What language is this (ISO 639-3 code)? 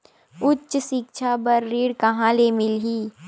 hne